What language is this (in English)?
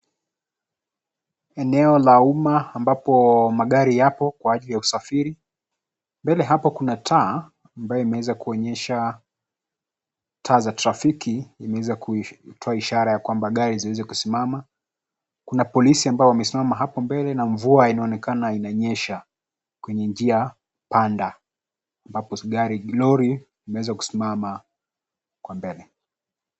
Swahili